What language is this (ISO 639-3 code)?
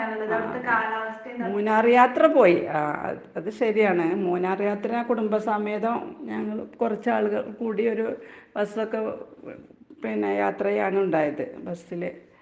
mal